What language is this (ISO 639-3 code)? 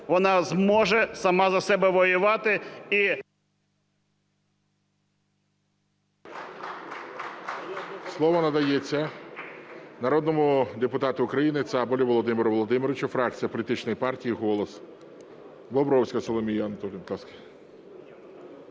ukr